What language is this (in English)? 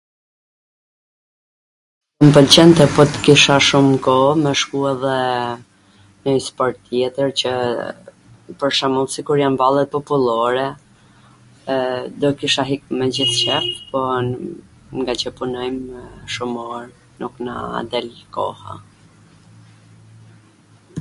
Gheg Albanian